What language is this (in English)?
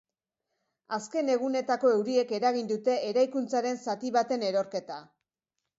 Basque